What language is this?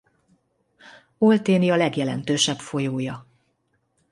Hungarian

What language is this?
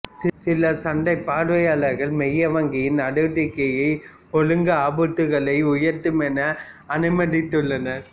Tamil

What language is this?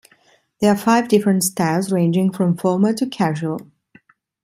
English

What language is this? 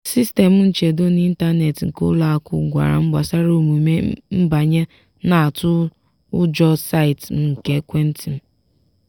Igbo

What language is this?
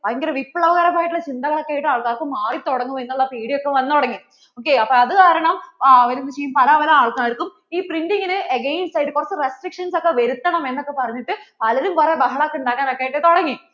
Malayalam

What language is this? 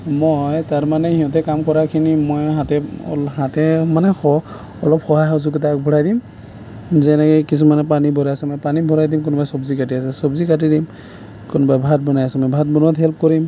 Assamese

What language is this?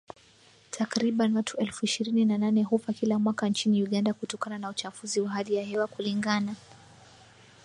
Swahili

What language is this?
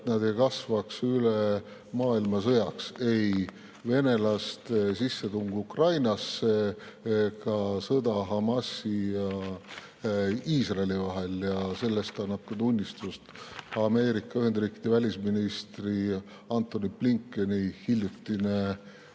Estonian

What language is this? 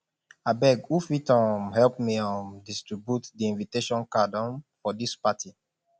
Nigerian Pidgin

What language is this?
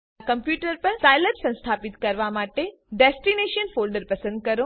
Gujarati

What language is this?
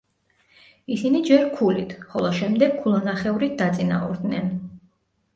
Georgian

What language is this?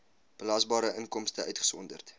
Afrikaans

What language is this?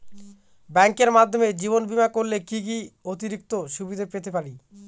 Bangla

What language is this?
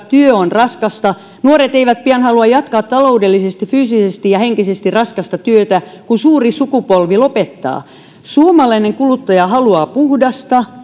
Finnish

